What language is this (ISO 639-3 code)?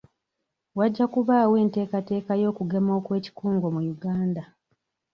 lug